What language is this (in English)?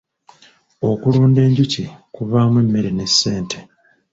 Ganda